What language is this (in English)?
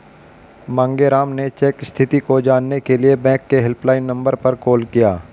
Hindi